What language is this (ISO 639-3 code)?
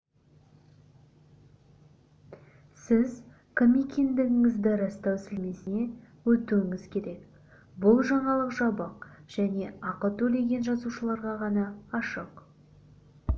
kaz